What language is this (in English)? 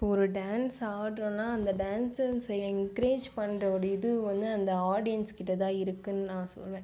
Tamil